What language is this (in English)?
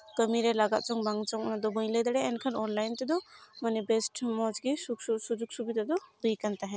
Santali